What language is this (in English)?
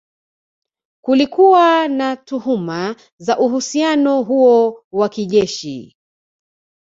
Swahili